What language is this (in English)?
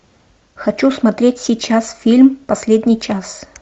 Russian